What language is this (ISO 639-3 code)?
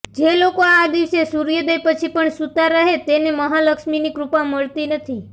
guj